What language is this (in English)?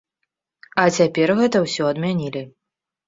Belarusian